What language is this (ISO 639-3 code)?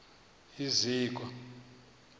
xho